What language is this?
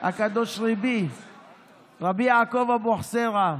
Hebrew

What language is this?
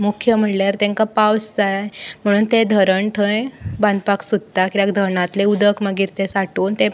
Konkani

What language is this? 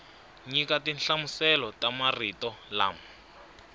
Tsonga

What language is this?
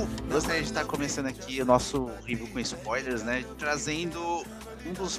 Portuguese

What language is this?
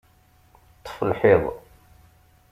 Kabyle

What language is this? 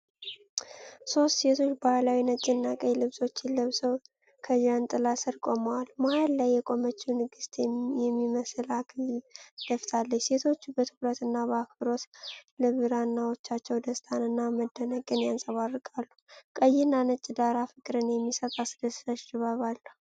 Amharic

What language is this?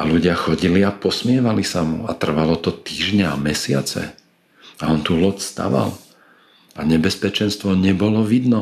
Slovak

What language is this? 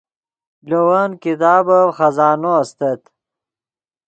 Yidgha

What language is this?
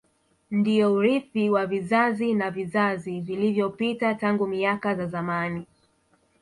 Swahili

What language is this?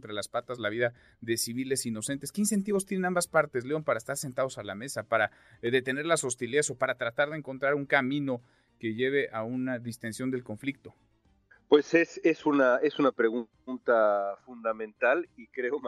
Spanish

